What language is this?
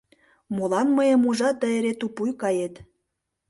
Mari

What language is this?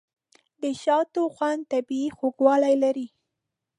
Pashto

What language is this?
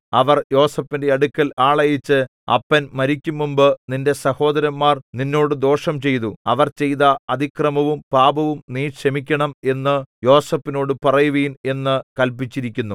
Malayalam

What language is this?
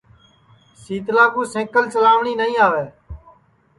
Sansi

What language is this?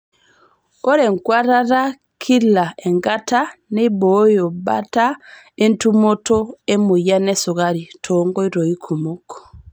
Masai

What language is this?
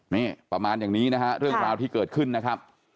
Thai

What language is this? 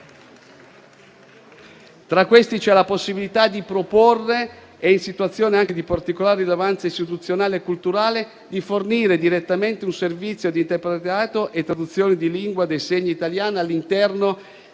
Italian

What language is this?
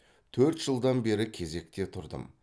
Kazakh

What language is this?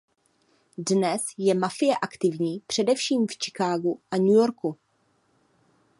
Czech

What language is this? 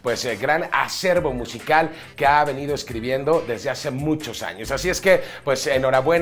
Spanish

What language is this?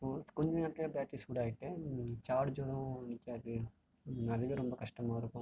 Tamil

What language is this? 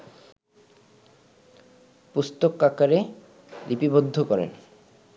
Bangla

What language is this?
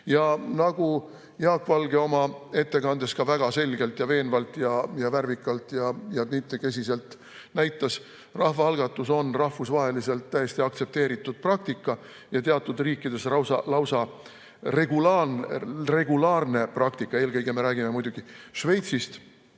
Estonian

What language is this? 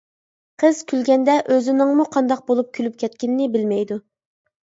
Uyghur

